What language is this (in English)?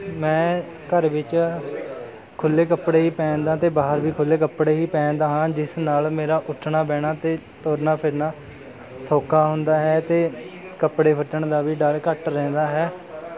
Punjabi